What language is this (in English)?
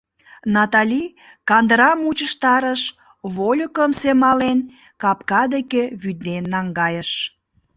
Mari